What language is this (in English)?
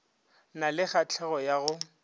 Northern Sotho